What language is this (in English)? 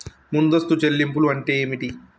Telugu